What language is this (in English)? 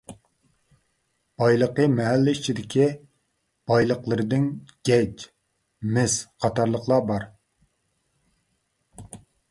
Uyghur